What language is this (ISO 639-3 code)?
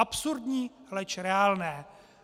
ces